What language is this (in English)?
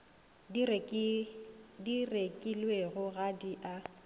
Northern Sotho